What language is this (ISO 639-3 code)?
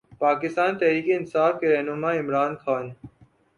urd